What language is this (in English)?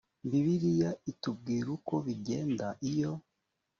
Kinyarwanda